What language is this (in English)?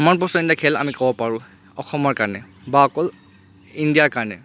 Assamese